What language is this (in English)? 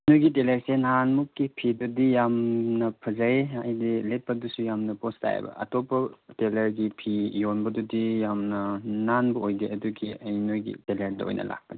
Manipuri